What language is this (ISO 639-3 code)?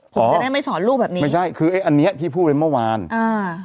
tha